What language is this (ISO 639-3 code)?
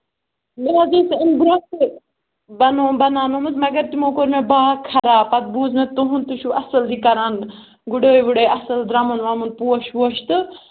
kas